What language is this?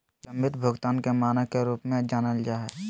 Magahi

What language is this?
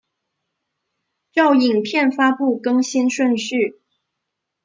Chinese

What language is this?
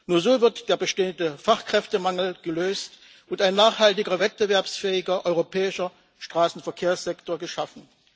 German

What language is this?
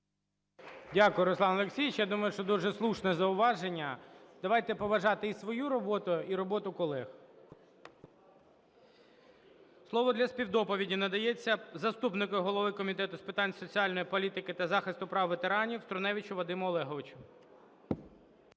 Ukrainian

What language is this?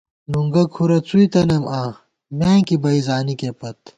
Gawar-Bati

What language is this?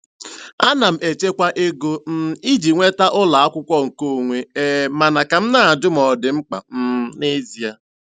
Igbo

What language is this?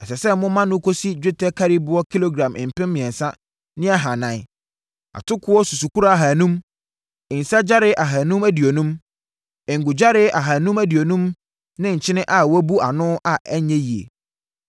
Akan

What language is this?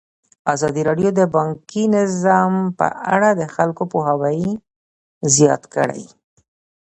Pashto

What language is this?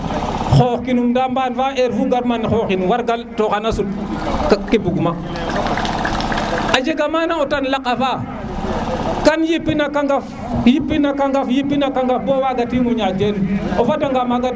Serer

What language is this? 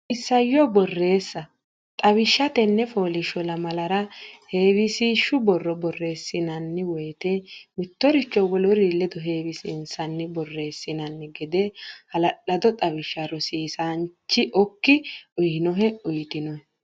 Sidamo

